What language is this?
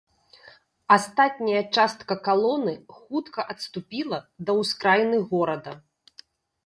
Belarusian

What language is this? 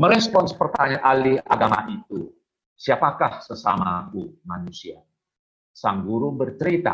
Indonesian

